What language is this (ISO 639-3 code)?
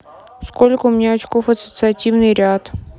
rus